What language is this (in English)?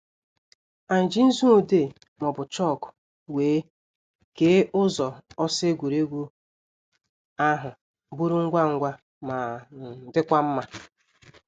Igbo